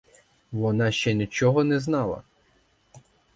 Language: Ukrainian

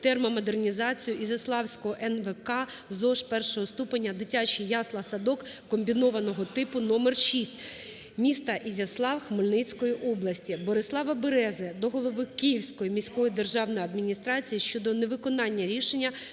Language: Ukrainian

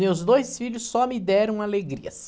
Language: Portuguese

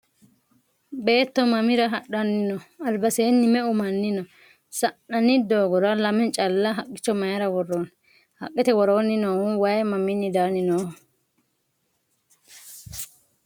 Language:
Sidamo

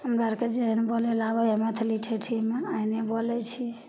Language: Maithili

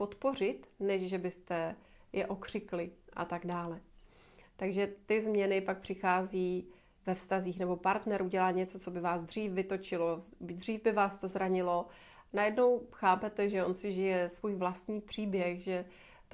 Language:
Czech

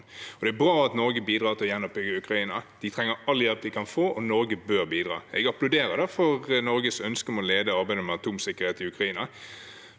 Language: Norwegian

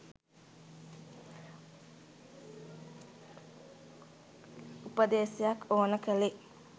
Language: Sinhala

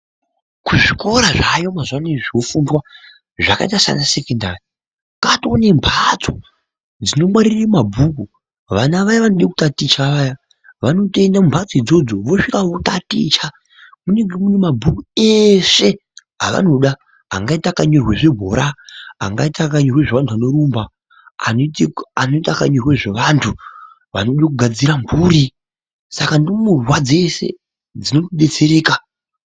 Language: Ndau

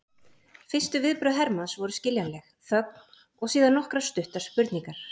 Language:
Icelandic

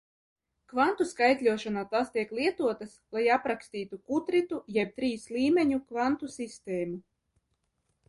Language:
Latvian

